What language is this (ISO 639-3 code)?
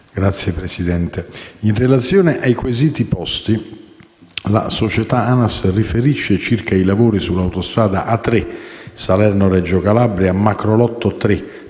ita